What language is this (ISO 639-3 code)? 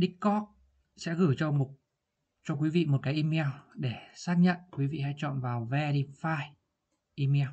vie